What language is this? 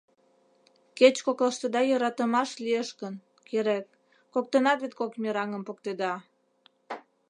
Mari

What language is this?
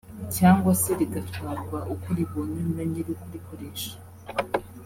Kinyarwanda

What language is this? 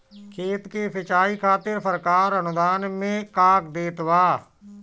Bhojpuri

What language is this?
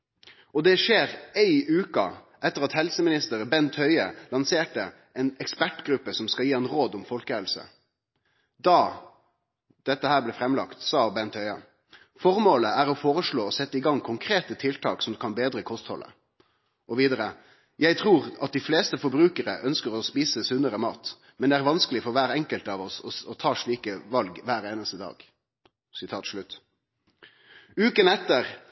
Norwegian Nynorsk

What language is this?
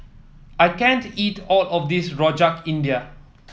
English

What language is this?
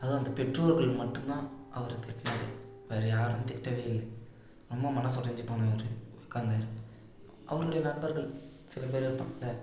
Tamil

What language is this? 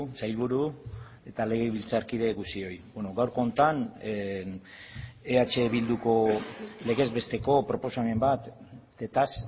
Basque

